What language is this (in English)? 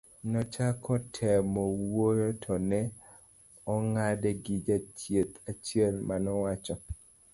Luo (Kenya and Tanzania)